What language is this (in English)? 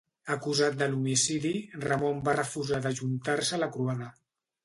Catalan